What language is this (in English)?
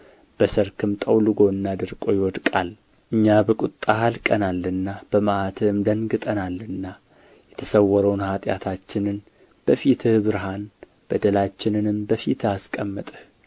Amharic